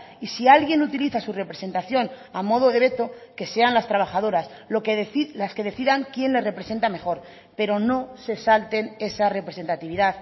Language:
Spanish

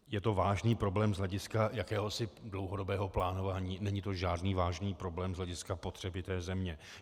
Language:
Czech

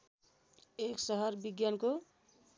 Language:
Nepali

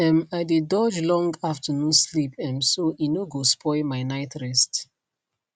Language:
Nigerian Pidgin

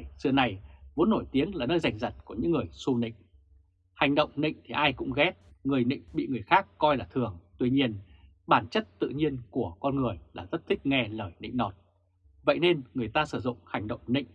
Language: Vietnamese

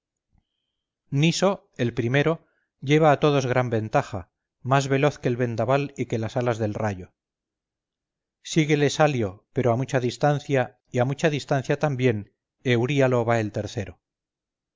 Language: Spanish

